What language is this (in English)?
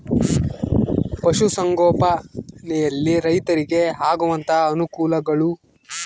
Kannada